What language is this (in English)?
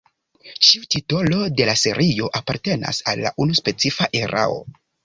Esperanto